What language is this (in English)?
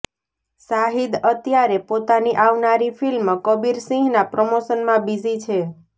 Gujarati